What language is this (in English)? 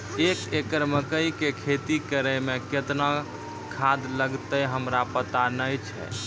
Maithili